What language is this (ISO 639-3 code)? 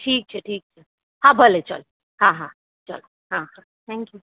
guj